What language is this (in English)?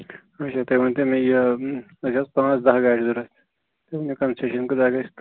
Kashmiri